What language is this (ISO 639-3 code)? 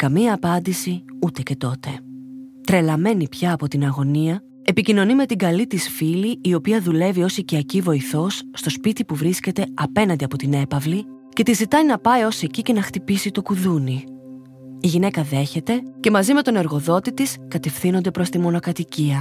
ell